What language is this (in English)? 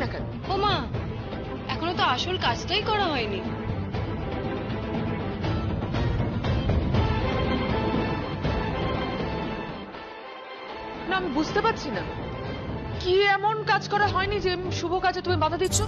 Bangla